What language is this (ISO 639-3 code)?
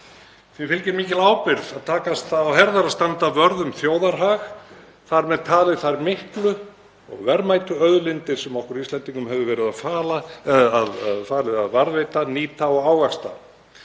isl